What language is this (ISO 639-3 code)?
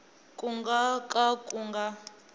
tso